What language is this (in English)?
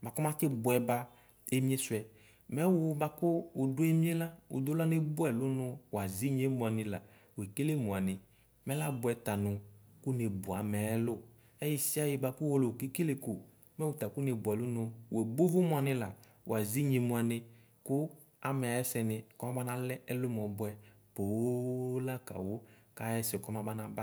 Ikposo